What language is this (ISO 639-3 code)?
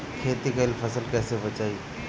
bho